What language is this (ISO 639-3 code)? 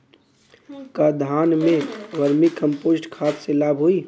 bho